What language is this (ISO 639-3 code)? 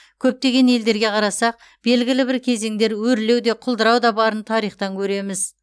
kaz